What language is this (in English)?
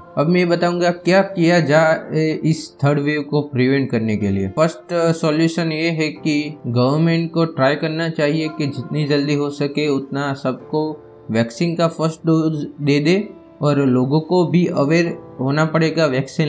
Hindi